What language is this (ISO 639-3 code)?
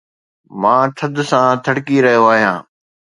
snd